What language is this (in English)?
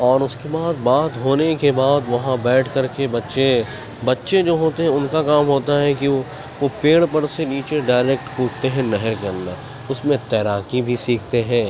Urdu